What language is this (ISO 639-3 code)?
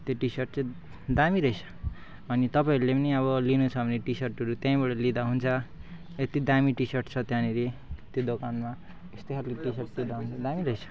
nep